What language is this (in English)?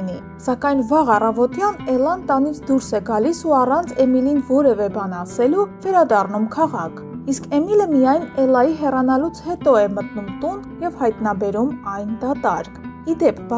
Arabic